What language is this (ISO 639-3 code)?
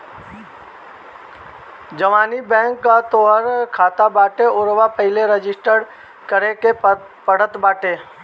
bho